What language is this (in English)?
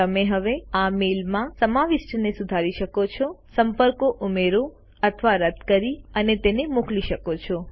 Gujarati